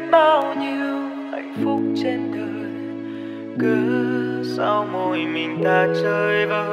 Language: Vietnamese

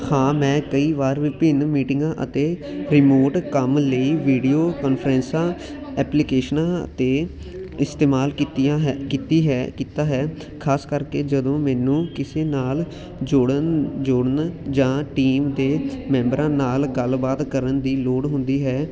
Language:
Punjabi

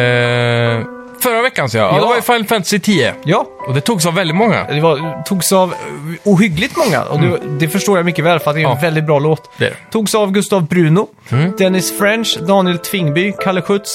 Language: Swedish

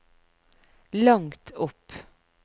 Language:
Norwegian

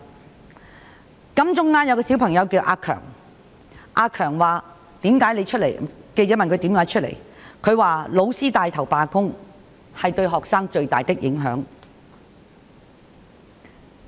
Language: Cantonese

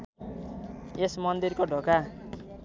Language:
Nepali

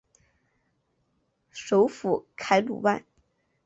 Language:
Chinese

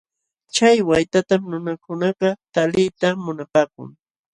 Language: Jauja Wanca Quechua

